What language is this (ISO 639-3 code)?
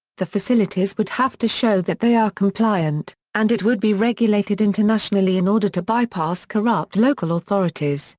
eng